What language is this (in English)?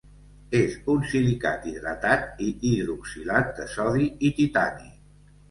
Catalan